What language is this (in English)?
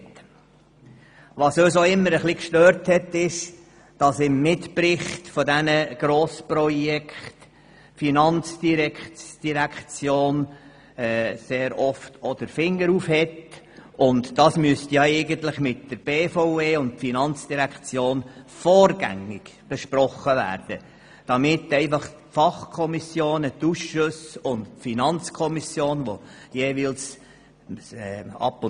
Swiss German